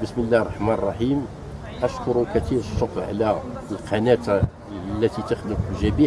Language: Arabic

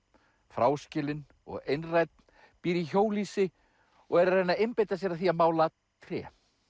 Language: Icelandic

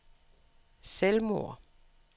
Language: Danish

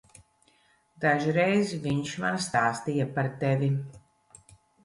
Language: Latvian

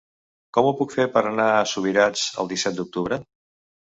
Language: Catalan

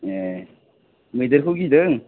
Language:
Bodo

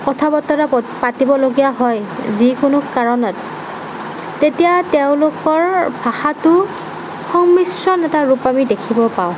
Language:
Assamese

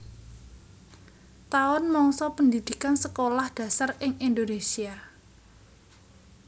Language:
Javanese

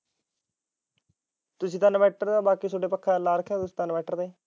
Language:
Punjabi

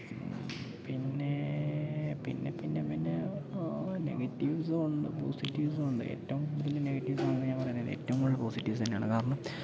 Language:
Malayalam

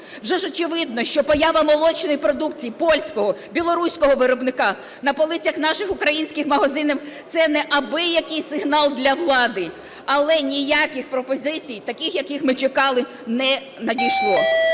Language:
Ukrainian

